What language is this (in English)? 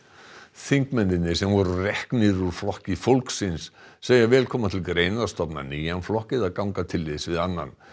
Icelandic